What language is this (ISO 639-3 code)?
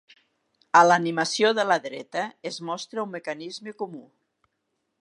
cat